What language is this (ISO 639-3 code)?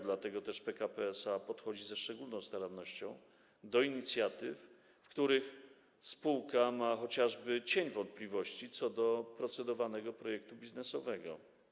pol